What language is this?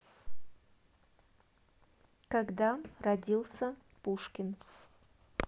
Russian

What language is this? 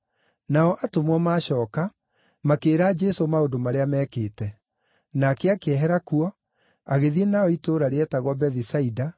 Kikuyu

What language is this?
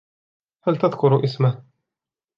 Arabic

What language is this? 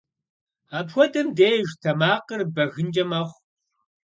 Kabardian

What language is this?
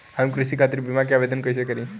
Bhojpuri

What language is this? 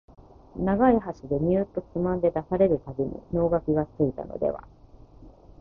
Japanese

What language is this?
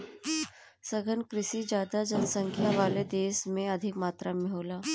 Bhojpuri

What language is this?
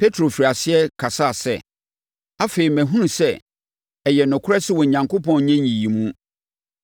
Akan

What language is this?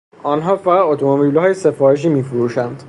Persian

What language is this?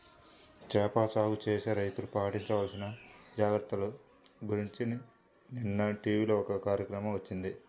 Telugu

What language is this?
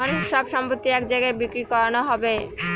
Bangla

